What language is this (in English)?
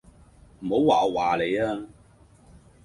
Cantonese